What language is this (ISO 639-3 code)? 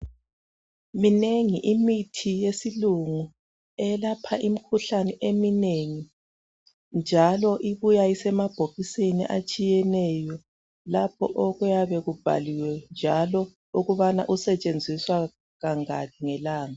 nde